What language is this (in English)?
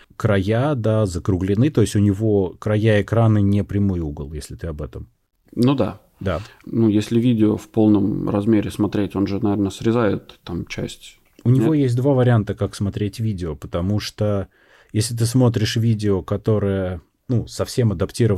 Russian